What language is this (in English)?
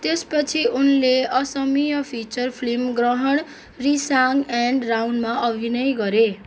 Nepali